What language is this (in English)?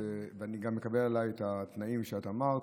Hebrew